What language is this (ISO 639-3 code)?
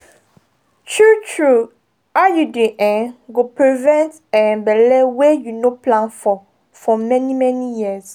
pcm